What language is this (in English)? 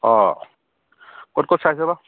Assamese